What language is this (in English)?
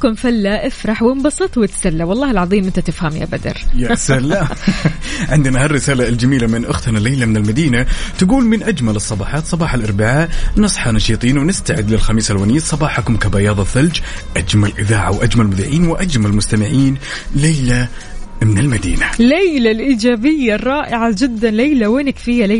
Arabic